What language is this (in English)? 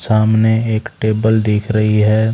Hindi